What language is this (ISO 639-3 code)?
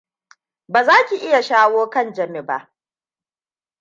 hau